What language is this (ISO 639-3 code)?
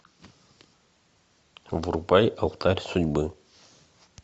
rus